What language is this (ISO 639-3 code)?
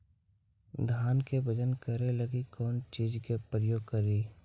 mag